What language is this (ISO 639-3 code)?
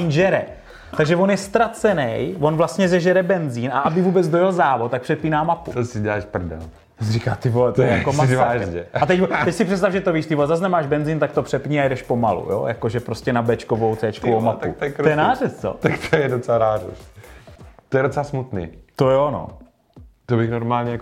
ces